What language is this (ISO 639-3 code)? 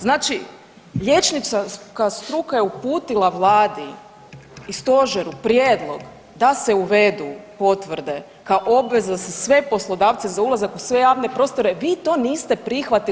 hrv